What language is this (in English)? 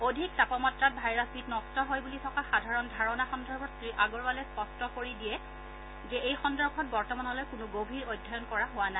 Assamese